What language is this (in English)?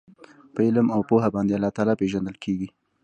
Pashto